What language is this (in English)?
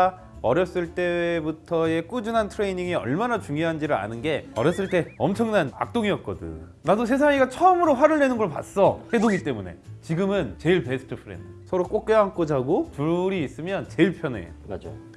Korean